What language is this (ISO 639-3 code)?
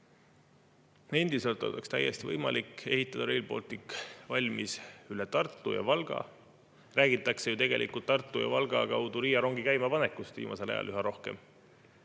est